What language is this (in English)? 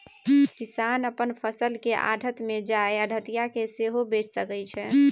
Maithili